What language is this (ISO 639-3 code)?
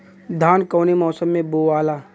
bho